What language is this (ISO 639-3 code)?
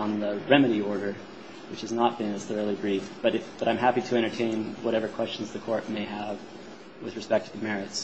eng